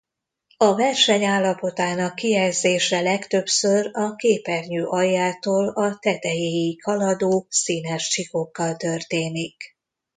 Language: Hungarian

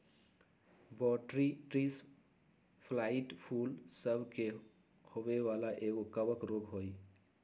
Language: Magahi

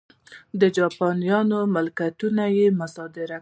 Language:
Pashto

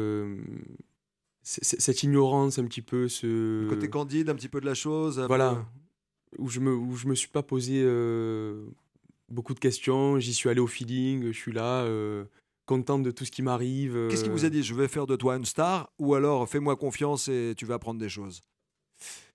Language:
French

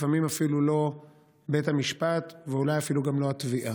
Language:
Hebrew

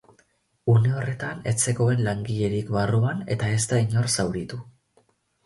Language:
Basque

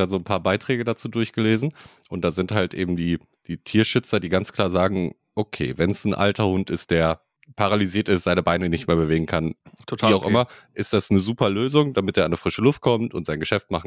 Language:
German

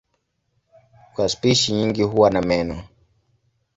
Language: Swahili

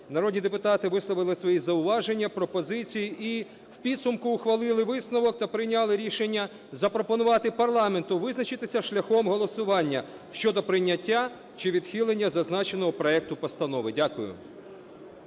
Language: Ukrainian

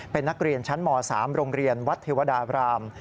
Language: Thai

